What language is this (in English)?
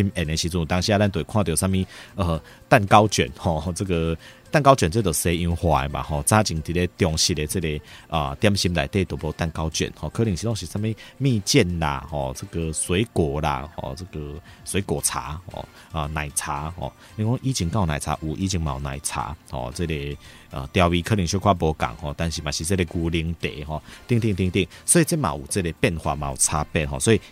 Chinese